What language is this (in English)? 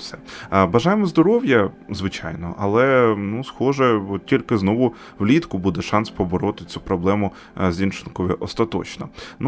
Ukrainian